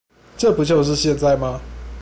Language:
Chinese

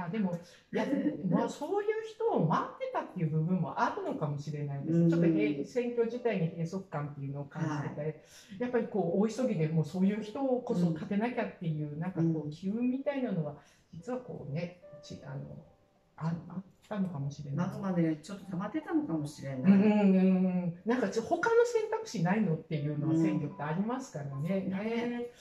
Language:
Japanese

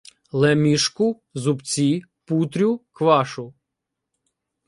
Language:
Ukrainian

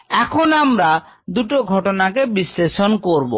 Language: Bangla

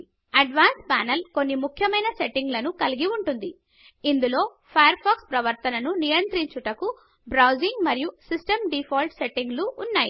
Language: Telugu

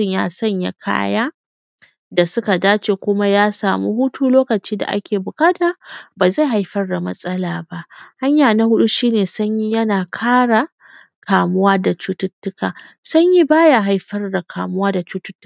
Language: Hausa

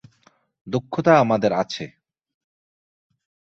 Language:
Bangla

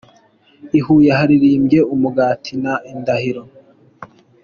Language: Kinyarwanda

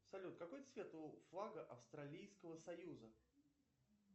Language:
Russian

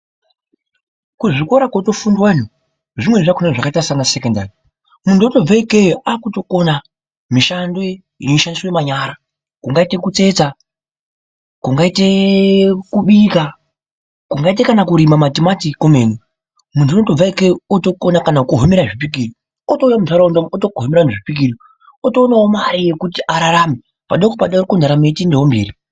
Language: Ndau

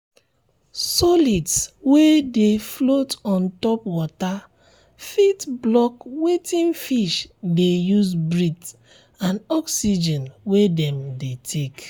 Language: Nigerian Pidgin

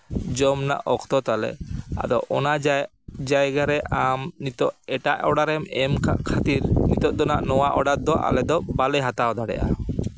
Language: Santali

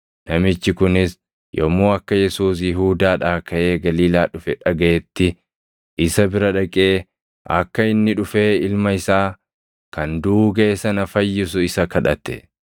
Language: Oromo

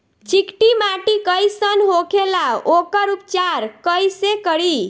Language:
Bhojpuri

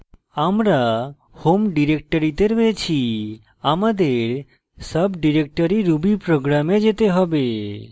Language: Bangla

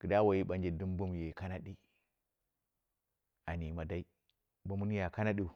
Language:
Dera (Nigeria)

